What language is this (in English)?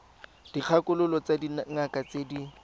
Tswana